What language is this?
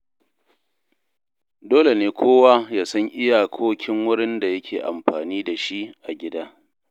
Hausa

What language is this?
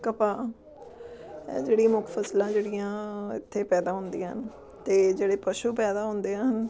Punjabi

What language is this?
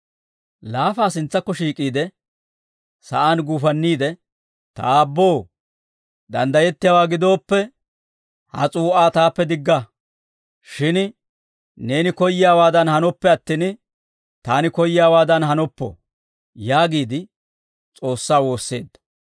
Dawro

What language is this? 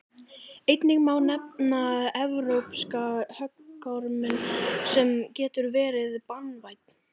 Icelandic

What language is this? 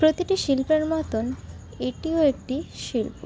Bangla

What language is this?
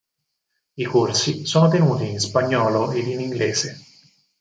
Italian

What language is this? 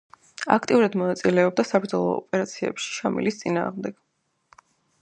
Georgian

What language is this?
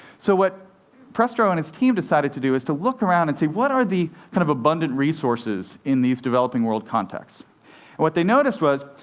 English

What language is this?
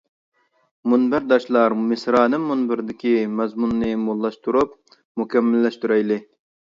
Uyghur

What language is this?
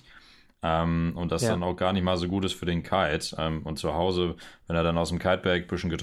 German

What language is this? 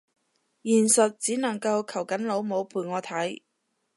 Cantonese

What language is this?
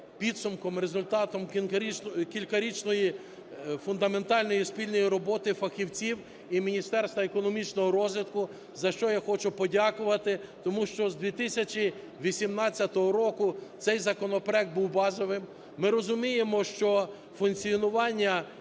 Ukrainian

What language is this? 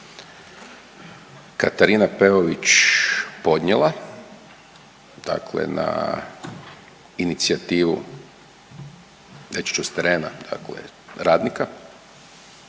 Croatian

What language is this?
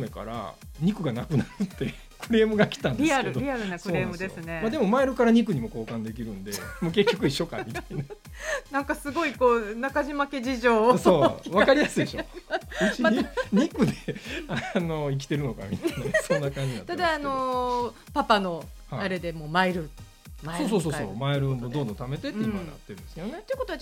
Japanese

